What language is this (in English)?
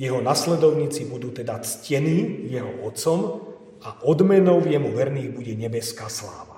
Slovak